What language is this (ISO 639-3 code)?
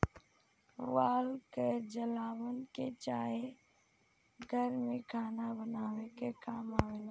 bho